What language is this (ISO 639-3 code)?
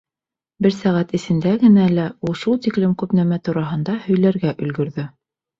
bak